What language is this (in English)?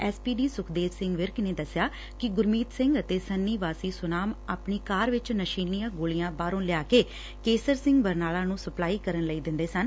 Punjabi